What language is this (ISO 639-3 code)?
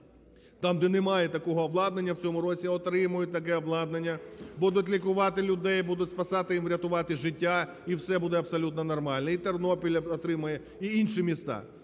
ukr